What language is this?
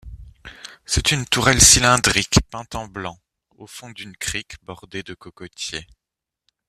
French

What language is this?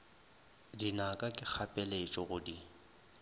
Northern Sotho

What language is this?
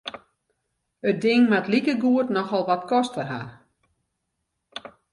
Western Frisian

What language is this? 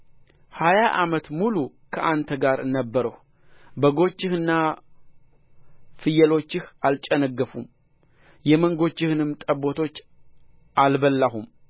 Amharic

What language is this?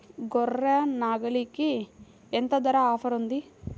Telugu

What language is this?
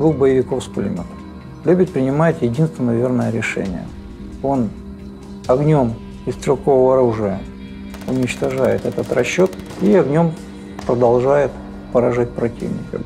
Russian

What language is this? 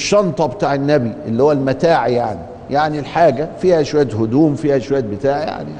Arabic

